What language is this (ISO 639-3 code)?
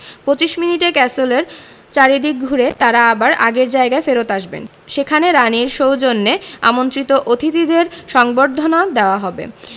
ben